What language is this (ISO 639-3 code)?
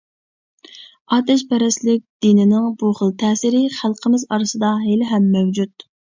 uig